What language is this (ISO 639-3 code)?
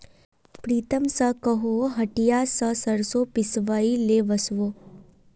mag